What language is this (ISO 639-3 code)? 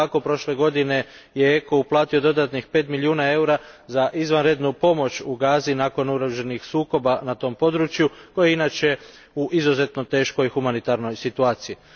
hrv